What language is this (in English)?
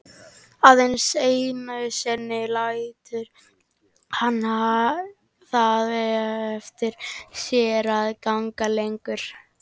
Icelandic